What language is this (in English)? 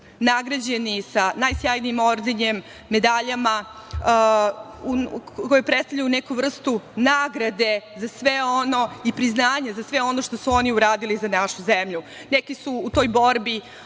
Serbian